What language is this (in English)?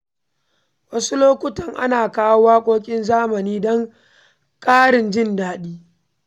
Hausa